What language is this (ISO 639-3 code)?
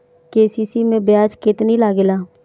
bho